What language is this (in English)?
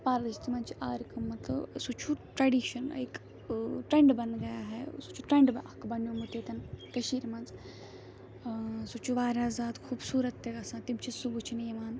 Kashmiri